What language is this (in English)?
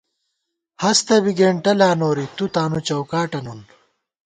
Gawar-Bati